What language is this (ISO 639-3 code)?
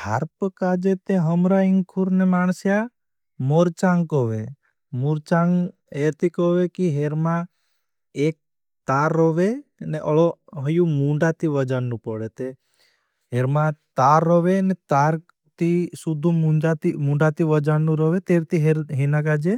bhb